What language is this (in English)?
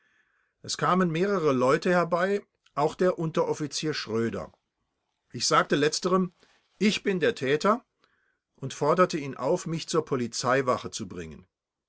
German